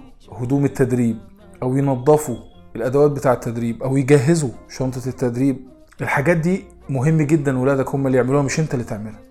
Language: Arabic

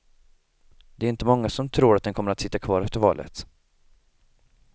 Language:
Swedish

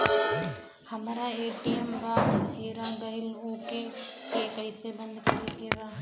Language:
Bhojpuri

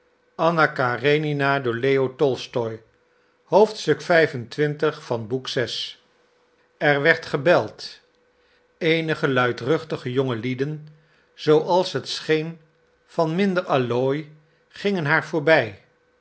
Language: Dutch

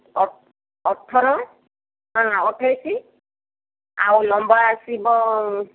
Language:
Odia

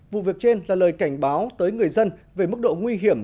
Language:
Vietnamese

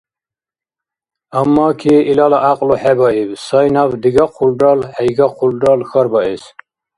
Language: Dargwa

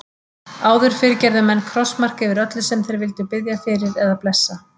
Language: Icelandic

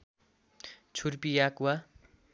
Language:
Nepali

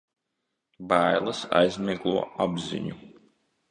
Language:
Latvian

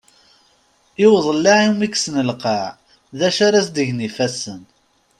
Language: Kabyle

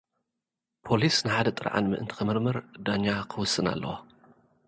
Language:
Tigrinya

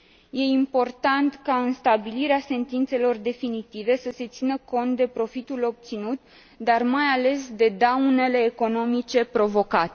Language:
Romanian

